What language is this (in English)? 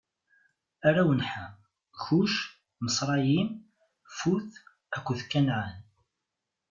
Kabyle